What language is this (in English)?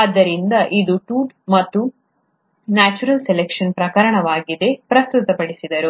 Kannada